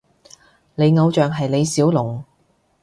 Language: Cantonese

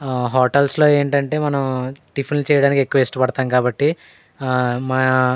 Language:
Telugu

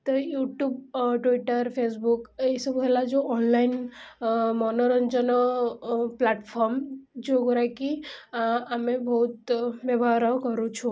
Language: Odia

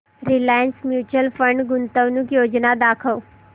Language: Marathi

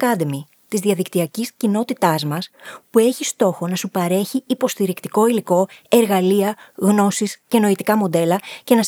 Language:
Greek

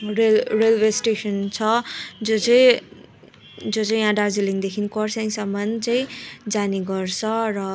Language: Nepali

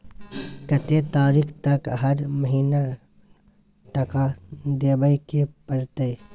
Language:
Maithili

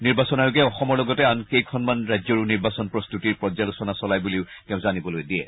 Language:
Assamese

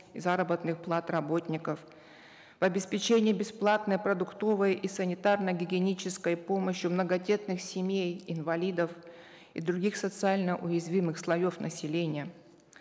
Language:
Kazakh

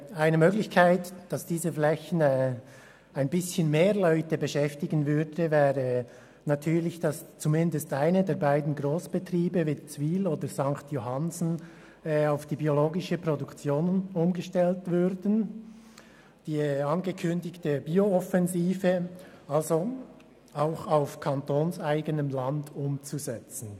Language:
Swiss German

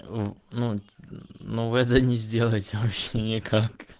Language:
Russian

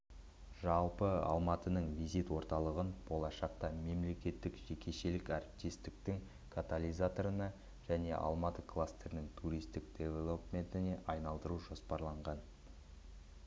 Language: Kazakh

